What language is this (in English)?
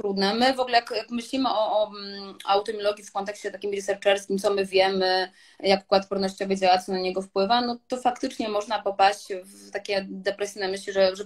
Polish